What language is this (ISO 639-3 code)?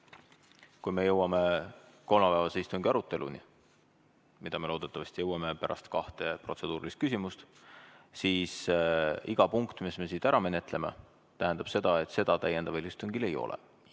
est